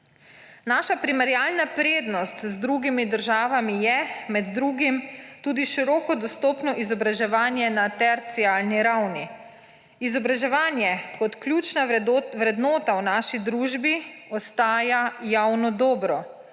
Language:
Slovenian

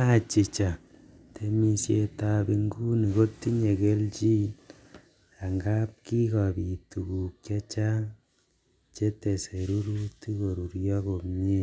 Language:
Kalenjin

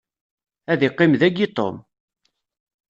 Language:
Kabyle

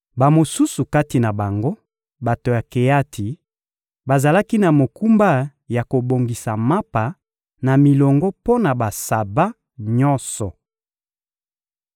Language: Lingala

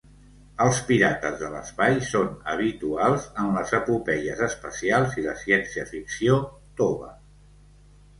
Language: Catalan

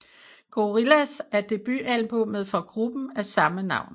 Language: Danish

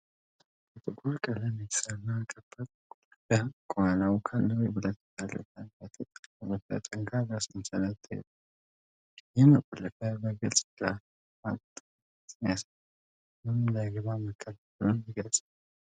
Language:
Amharic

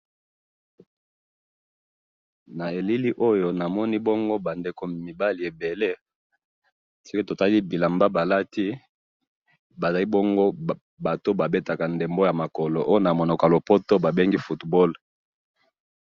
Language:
Lingala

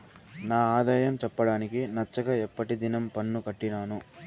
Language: Telugu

